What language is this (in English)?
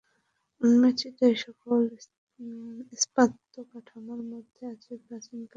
Bangla